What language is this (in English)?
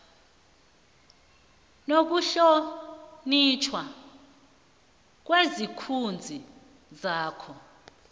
South Ndebele